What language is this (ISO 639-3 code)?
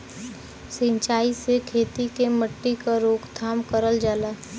bho